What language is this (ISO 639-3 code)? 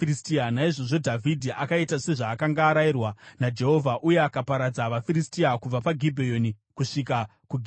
sna